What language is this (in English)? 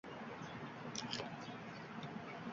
Uzbek